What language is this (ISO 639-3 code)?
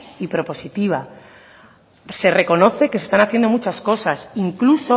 spa